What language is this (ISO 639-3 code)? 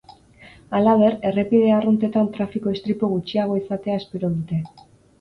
eus